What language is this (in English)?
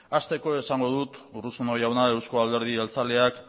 Basque